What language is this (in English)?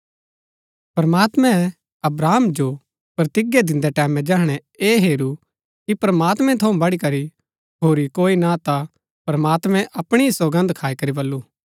Gaddi